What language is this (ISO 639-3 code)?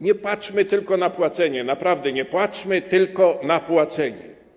pol